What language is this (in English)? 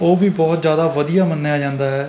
Punjabi